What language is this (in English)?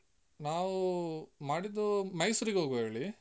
Kannada